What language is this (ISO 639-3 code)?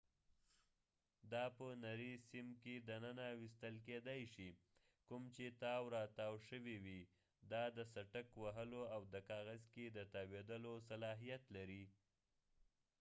pus